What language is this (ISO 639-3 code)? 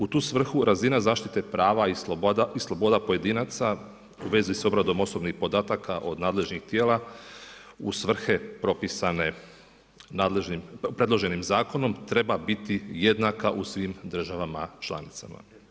hrv